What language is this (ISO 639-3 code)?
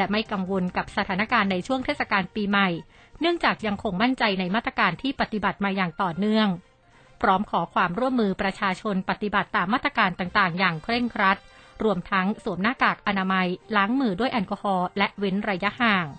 tha